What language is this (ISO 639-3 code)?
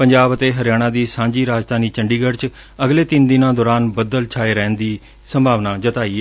pan